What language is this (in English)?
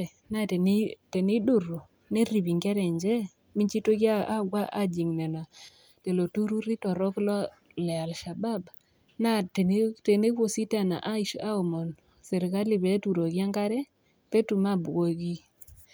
Masai